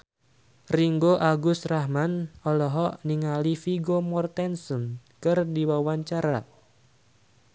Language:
Sundanese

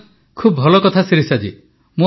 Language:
Odia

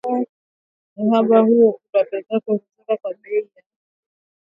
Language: Swahili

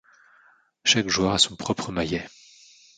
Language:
French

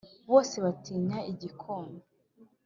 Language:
Kinyarwanda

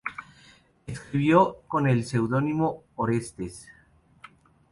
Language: Spanish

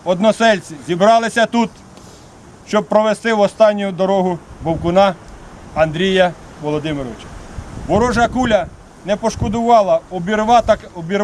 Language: Ukrainian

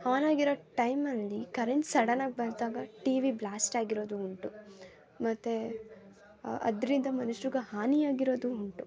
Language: Kannada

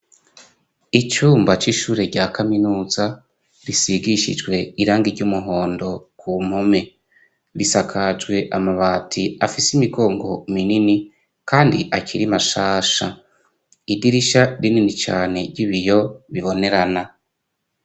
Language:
Rundi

